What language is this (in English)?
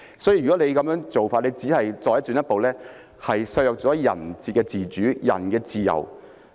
Cantonese